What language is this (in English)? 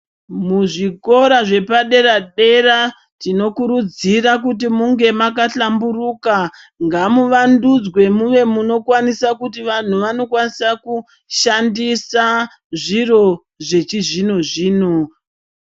Ndau